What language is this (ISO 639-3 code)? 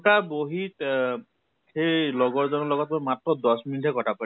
asm